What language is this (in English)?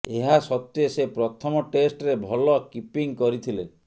Odia